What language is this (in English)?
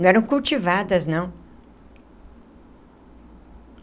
Portuguese